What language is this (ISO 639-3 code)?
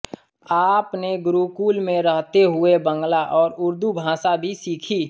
hin